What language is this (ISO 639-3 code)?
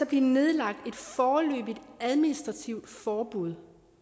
dan